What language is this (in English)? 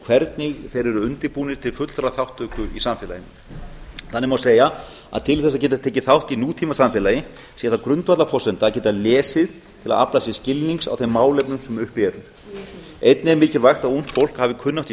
Icelandic